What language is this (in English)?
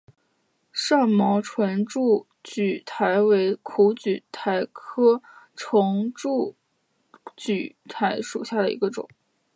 Chinese